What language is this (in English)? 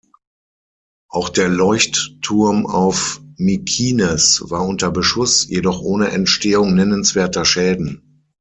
German